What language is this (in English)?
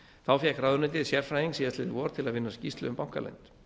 Icelandic